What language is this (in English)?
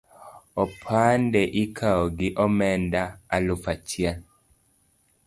Luo (Kenya and Tanzania)